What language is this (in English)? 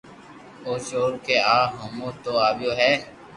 Loarki